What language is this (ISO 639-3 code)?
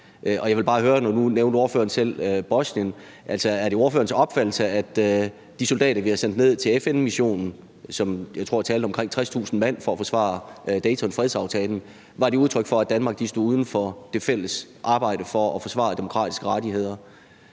dan